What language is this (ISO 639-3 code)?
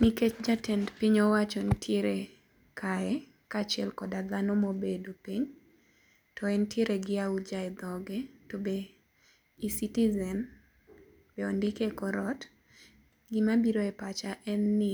luo